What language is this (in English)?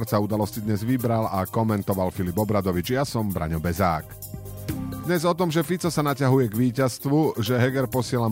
Slovak